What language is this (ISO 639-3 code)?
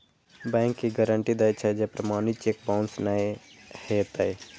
mai